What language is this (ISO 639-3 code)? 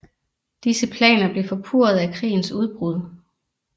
dan